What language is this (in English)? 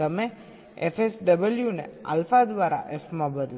Gujarati